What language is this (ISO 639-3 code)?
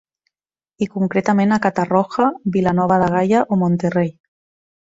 cat